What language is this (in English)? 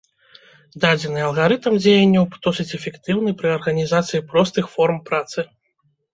Belarusian